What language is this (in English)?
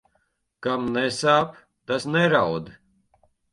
Latvian